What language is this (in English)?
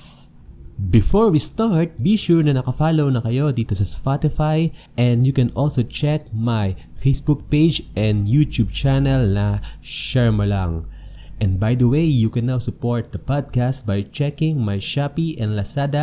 Filipino